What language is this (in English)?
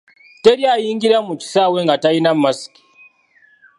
Ganda